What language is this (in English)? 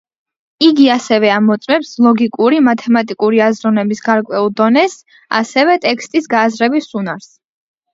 Georgian